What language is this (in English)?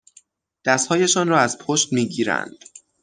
Persian